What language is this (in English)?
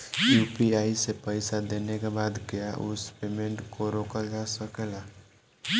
Bhojpuri